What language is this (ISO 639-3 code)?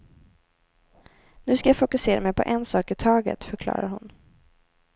swe